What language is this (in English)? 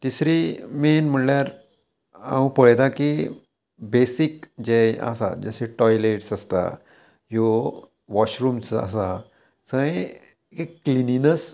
Konkani